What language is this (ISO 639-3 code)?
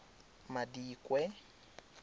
tsn